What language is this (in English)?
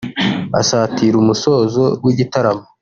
Kinyarwanda